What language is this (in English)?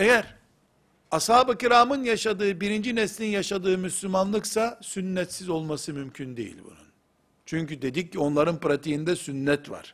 Turkish